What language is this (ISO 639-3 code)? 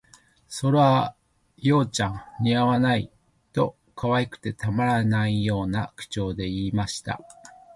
jpn